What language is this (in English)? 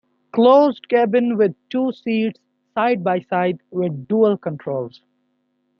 English